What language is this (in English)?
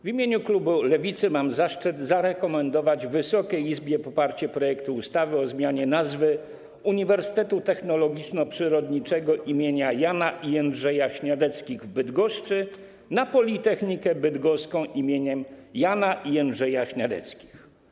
Polish